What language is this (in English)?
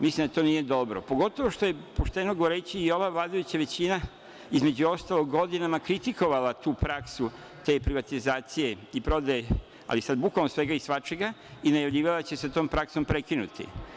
Serbian